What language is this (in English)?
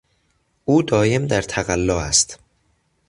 Persian